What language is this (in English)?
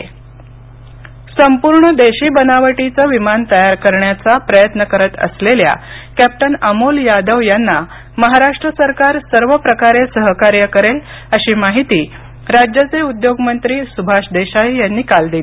Marathi